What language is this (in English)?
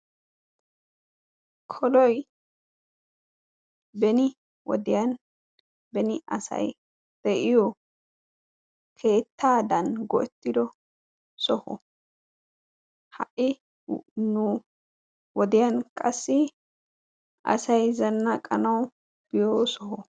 Wolaytta